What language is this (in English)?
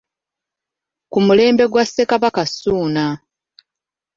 Ganda